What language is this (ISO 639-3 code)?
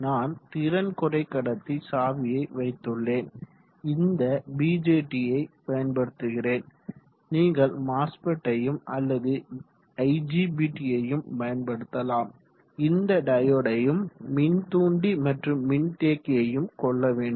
tam